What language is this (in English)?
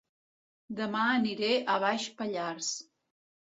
Catalan